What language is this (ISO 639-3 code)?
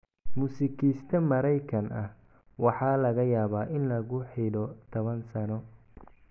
som